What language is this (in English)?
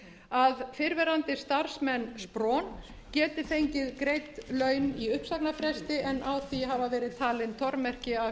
Icelandic